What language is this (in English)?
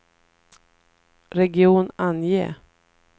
Swedish